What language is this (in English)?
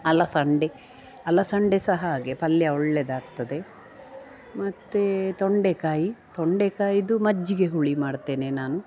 Kannada